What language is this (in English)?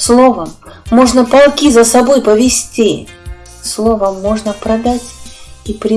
Russian